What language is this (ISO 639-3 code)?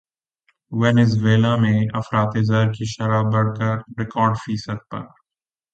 urd